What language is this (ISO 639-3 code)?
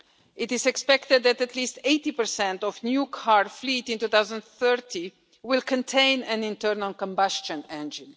eng